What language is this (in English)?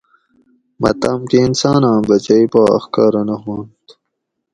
Gawri